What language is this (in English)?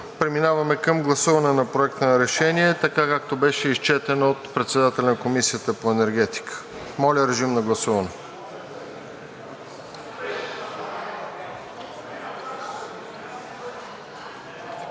Bulgarian